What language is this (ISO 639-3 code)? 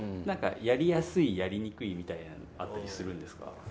jpn